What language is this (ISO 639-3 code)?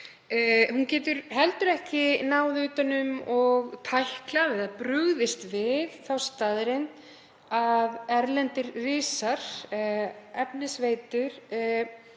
isl